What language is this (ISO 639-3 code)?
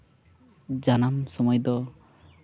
sat